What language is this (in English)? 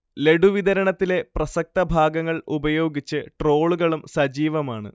Malayalam